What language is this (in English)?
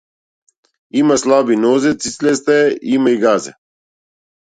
Macedonian